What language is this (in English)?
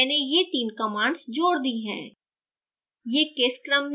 Hindi